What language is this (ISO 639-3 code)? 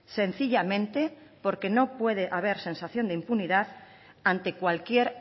spa